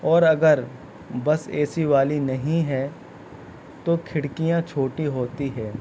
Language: Urdu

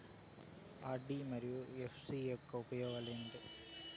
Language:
Telugu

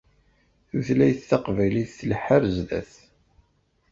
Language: Kabyle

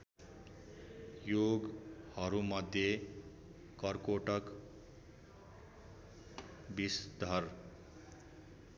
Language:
Nepali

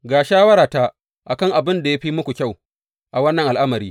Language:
Hausa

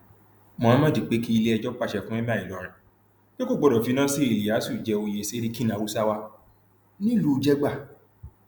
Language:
Yoruba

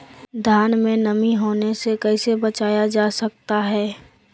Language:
Magahi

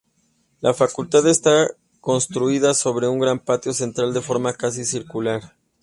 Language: Spanish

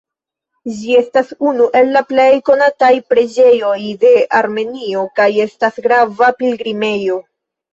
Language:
Esperanto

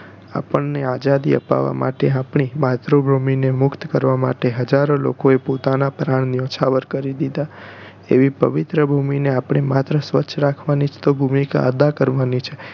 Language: Gujarati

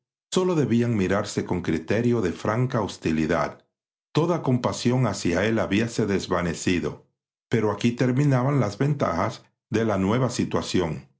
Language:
Spanish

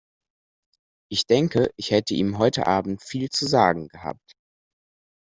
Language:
German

